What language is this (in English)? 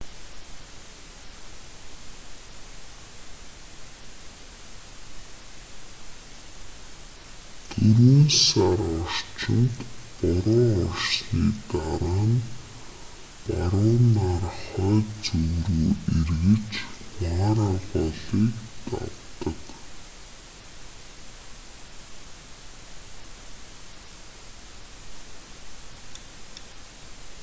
Mongolian